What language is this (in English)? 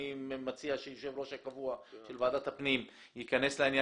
Hebrew